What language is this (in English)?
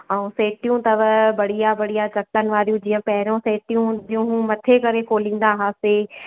Sindhi